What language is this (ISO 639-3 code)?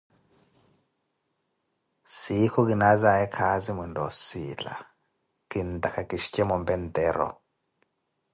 eko